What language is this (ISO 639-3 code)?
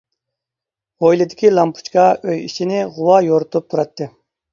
uig